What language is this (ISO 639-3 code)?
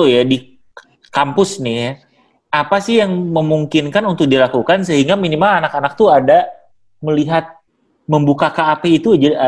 ind